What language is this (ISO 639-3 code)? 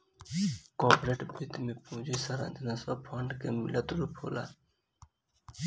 bho